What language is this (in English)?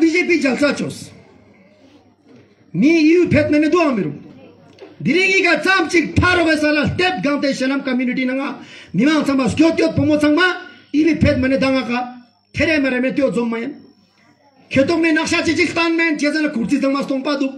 Romanian